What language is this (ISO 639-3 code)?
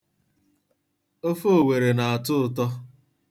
ibo